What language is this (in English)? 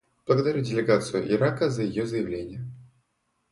Russian